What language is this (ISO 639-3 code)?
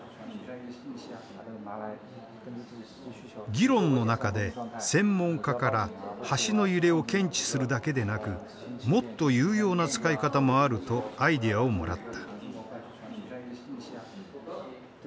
jpn